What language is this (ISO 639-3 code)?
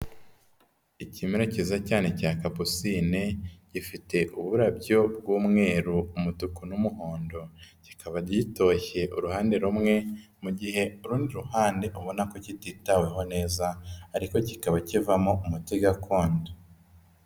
kin